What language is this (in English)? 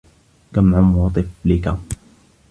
Arabic